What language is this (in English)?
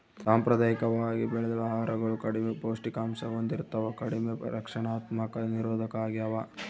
Kannada